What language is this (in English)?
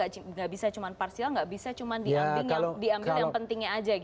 Indonesian